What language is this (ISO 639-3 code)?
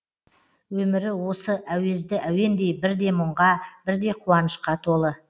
kaz